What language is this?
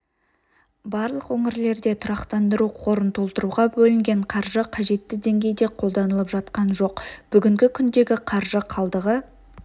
Kazakh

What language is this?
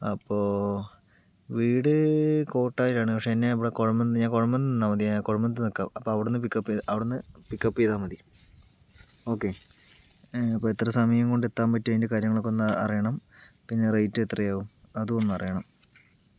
Malayalam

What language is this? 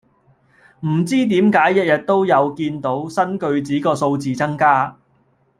Cantonese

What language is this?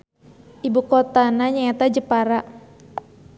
Sundanese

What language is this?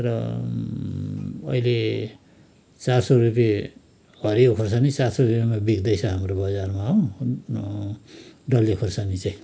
Nepali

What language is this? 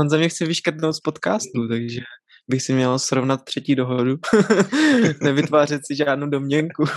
Czech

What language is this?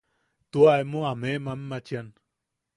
Yaqui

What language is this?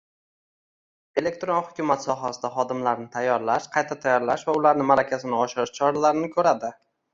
Uzbek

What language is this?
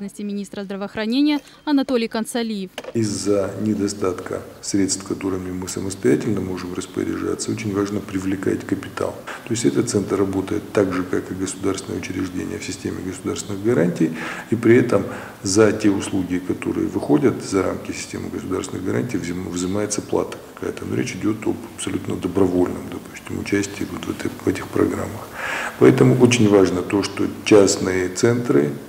Russian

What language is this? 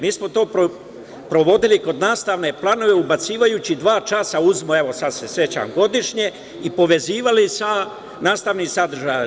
Serbian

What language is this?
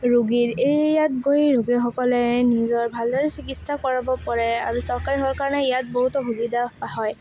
Assamese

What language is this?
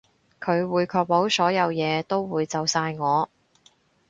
Cantonese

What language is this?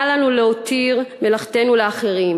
Hebrew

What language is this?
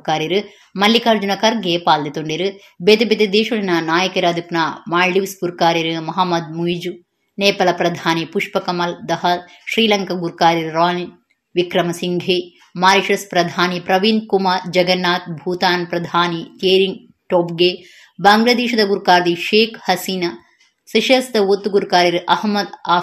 Kannada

